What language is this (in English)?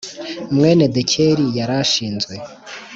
Kinyarwanda